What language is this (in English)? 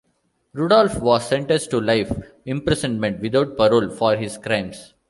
English